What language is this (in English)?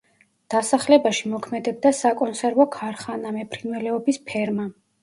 Georgian